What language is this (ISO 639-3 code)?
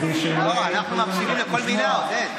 heb